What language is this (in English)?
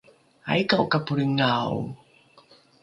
Rukai